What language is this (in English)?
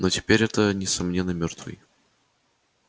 Russian